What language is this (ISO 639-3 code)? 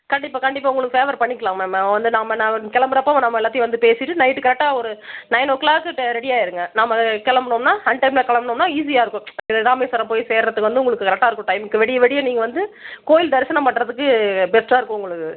tam